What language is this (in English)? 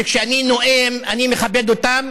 Hebrew